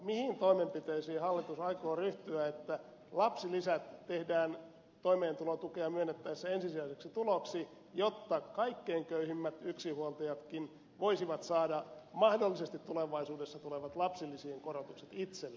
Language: Finnish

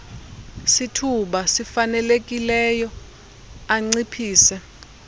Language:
Xhosa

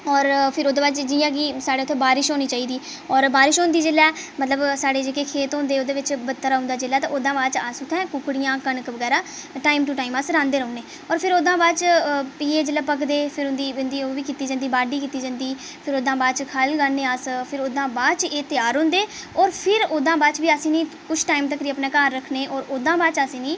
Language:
Dogri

